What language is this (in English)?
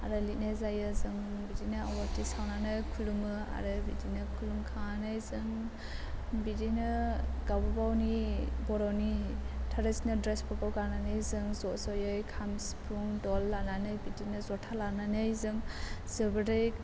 Bodo